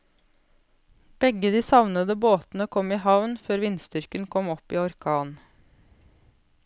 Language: Norwegian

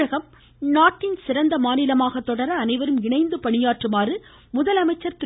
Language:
Tamil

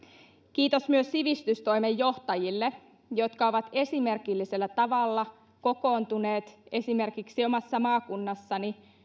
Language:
Finnish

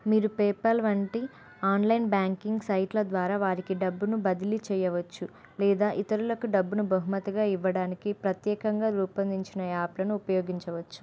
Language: Telugu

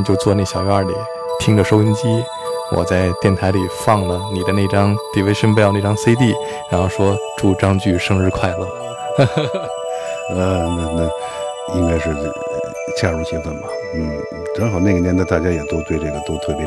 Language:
Chinese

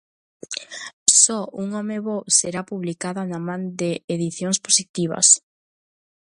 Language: Galician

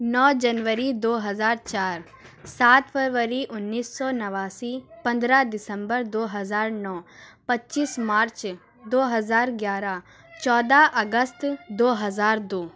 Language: Urdu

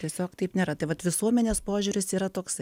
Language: Lithuanian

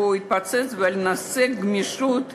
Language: Hebrew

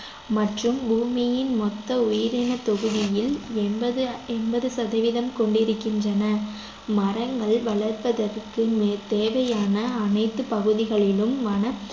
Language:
Tamil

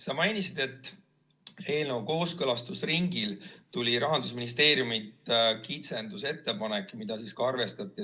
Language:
Estonian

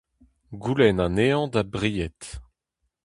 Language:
Breton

